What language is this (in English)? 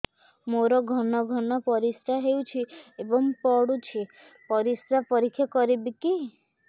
Odia